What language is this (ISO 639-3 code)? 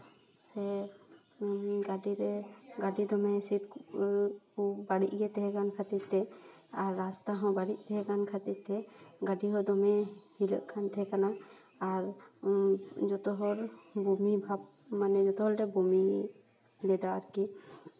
sat